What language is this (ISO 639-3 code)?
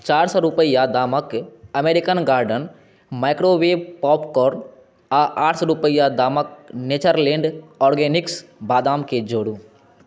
mai